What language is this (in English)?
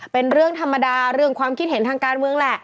Thai